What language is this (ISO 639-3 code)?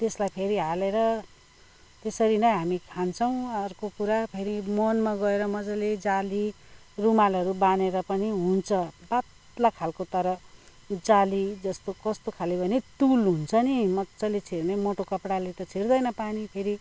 nep